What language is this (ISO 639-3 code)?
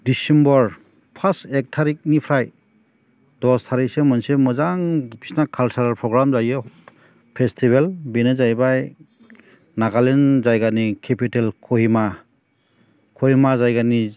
brx